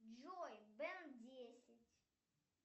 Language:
Russian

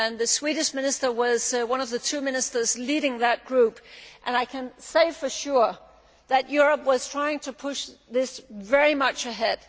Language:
English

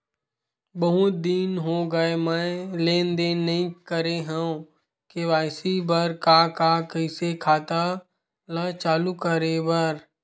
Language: Chhattisgarhi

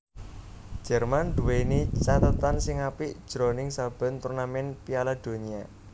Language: Javanese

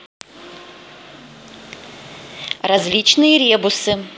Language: Russian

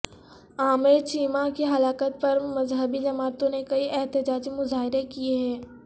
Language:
Urdu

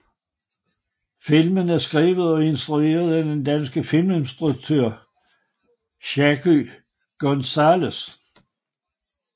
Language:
Danish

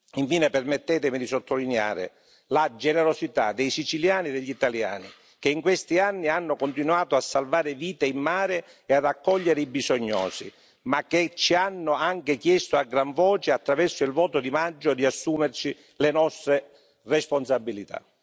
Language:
Italian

